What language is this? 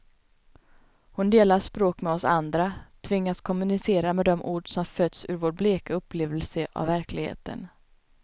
Swedish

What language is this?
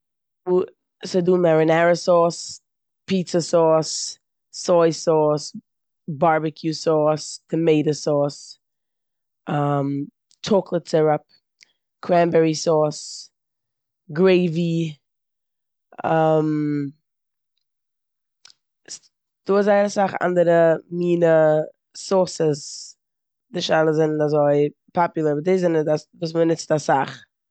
Yiddish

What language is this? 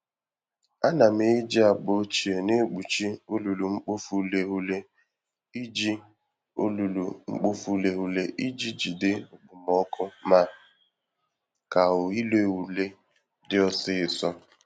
Igbo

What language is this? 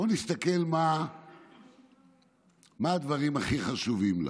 Hebrew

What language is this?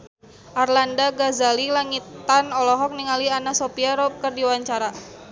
Sundanese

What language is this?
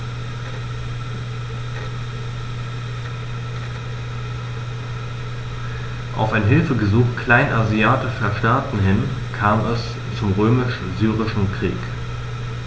German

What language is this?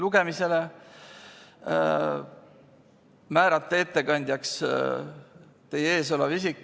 Estonian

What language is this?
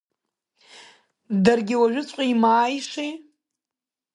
Abkhazian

